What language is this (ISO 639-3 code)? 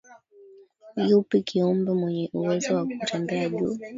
swa